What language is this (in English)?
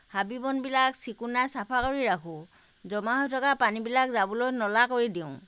Assamese